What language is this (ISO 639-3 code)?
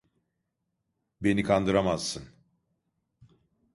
tur